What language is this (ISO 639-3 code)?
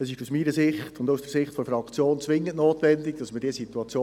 gsw